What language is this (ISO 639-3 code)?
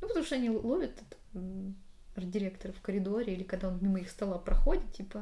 rus